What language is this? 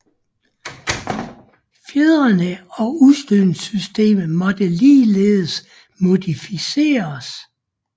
Danish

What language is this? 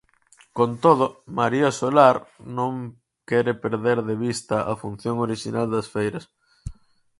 Galician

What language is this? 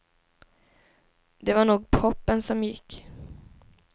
Swedish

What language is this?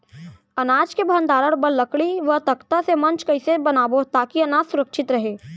Chhattisgarhi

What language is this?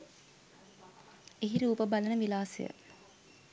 Sinhala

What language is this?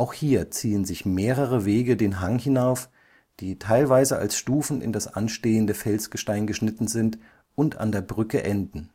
German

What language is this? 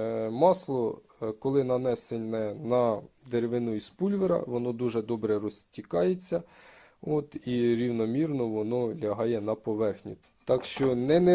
Ukrainian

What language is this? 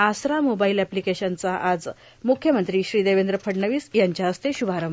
Marathi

